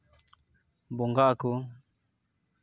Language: Santali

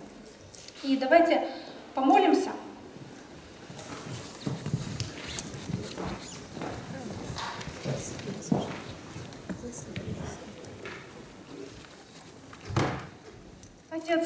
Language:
Russian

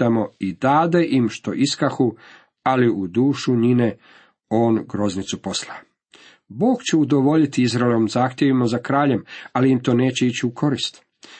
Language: Croatian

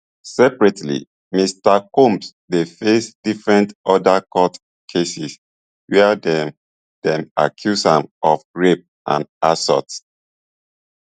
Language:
Nigerian Pidgin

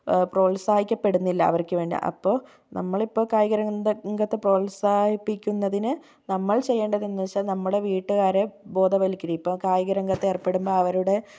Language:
Malayalam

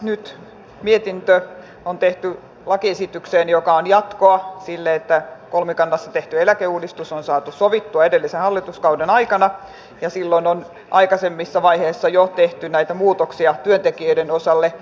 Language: Finnish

